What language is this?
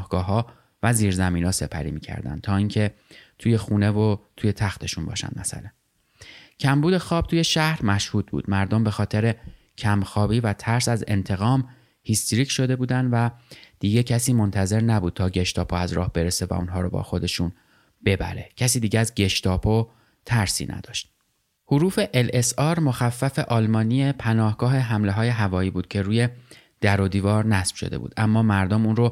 Persian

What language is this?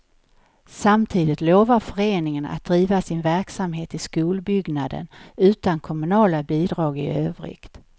Swedish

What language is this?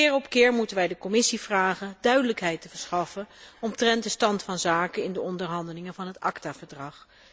Dutch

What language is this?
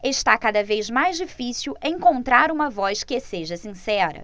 Portuguese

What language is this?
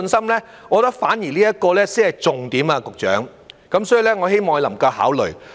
Cantonese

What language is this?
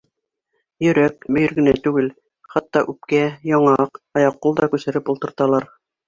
Bashkir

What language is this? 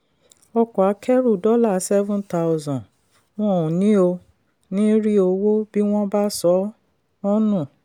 Yoruba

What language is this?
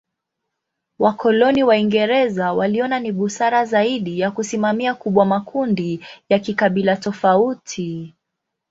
Swahili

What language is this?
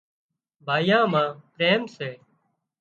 Wadiyara Koli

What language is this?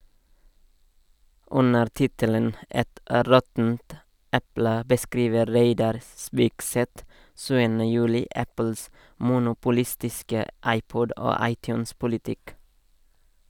Norwegian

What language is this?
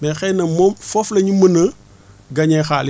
Wolof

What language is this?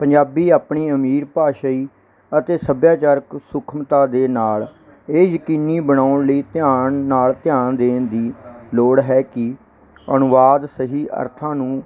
Punjabi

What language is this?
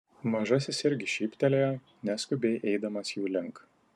Lithuanian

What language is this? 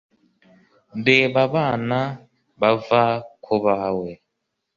Kinyarwanda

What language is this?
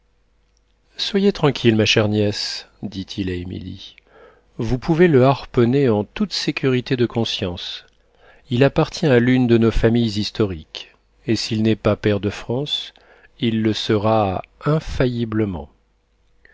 French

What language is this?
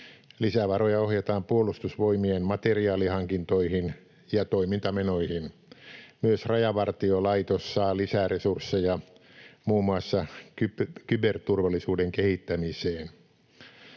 Finnish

